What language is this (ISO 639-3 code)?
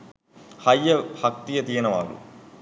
sin